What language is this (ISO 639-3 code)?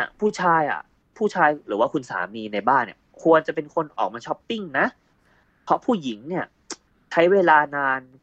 tha